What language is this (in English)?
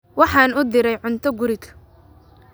Somali